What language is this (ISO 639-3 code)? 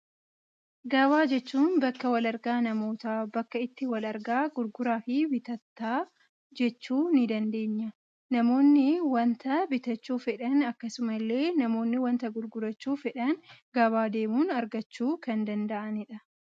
orm